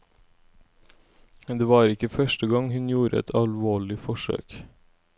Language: Norwegian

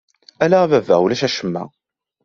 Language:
Kabyle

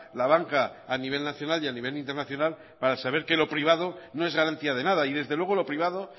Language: Spanish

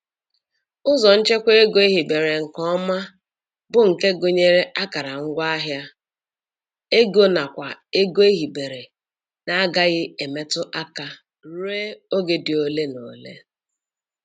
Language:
Igbo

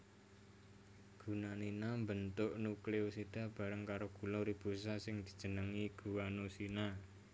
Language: Javanese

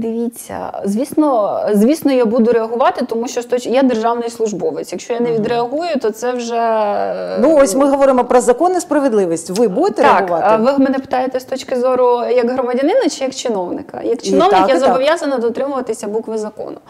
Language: Ukrainian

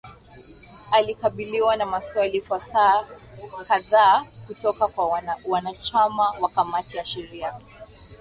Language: Swahili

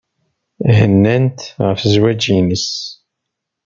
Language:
Kabyle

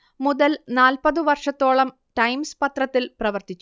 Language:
Malayalam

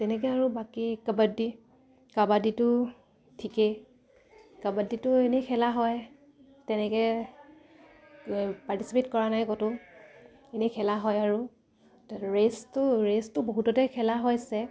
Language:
Assamese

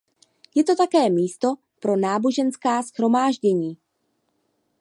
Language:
Czech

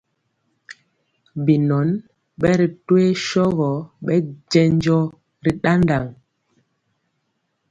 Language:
Mpiemo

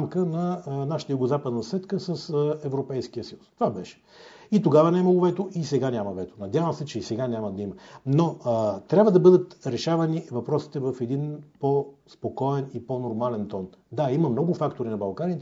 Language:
Bulgarian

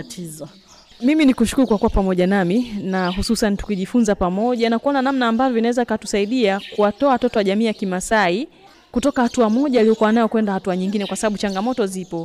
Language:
Swahili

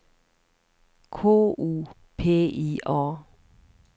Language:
Swedish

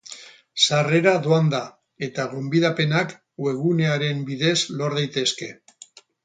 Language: Basque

